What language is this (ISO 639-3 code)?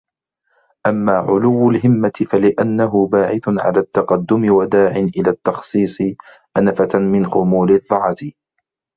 ara